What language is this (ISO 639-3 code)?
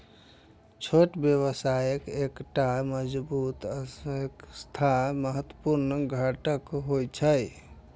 mai